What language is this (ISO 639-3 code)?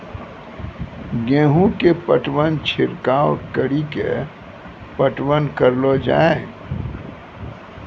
mai